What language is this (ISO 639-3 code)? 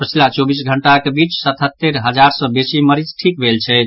mai